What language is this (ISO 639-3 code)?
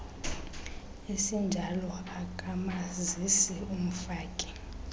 xho